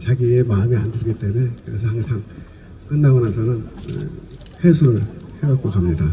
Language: Korean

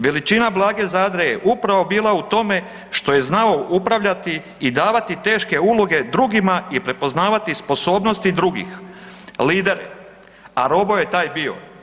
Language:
Croatian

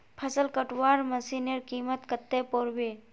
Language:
Magahi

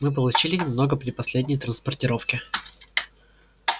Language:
Russian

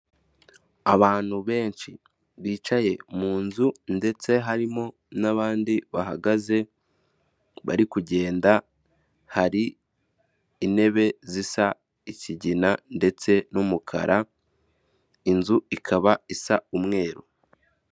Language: Kinyarwanda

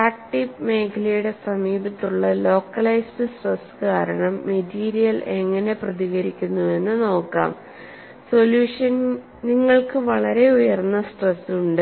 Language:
Malayalam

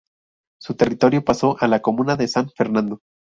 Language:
Spanish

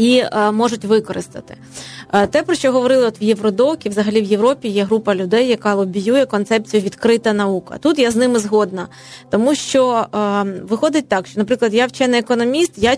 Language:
Ukrainian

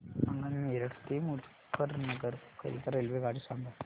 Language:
Marathi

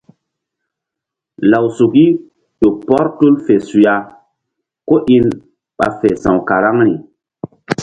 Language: Mbum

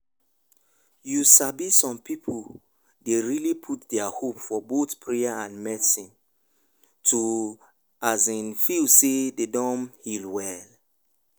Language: Nigerian Pidgin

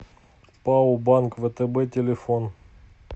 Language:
Russian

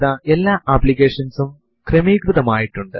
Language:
Malayalam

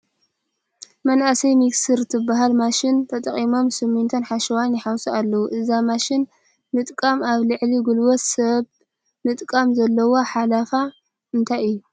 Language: Tigrinya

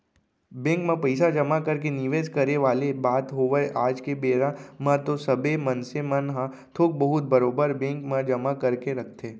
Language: Chhattisgarhi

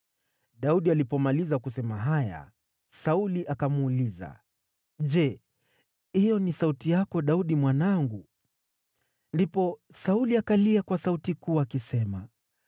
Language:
Swahili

